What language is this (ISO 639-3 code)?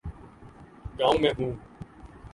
urd